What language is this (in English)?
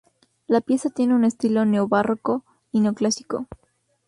Spanish